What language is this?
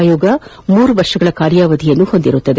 Kannada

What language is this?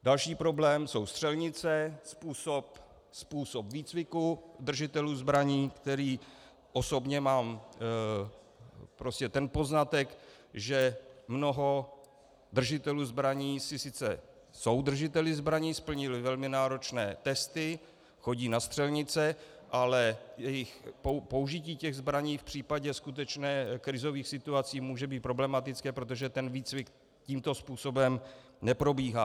Czech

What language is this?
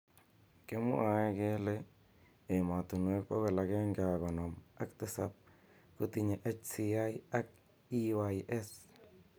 Kalenjin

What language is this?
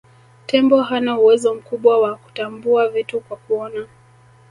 Swahili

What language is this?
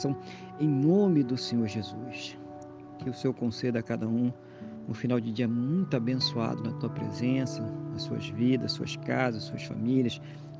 Portuguese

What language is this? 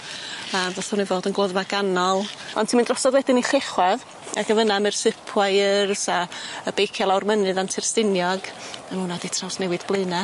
Welsh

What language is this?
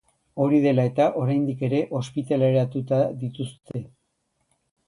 Basque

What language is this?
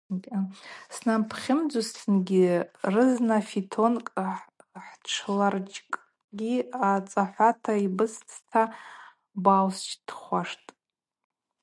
Abaza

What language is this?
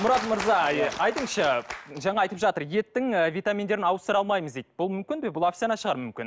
Kazakh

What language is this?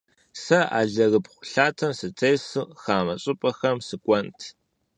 Kabardian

